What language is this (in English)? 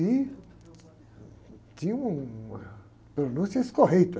Portuguese